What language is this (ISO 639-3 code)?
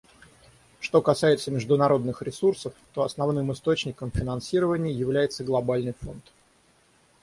rus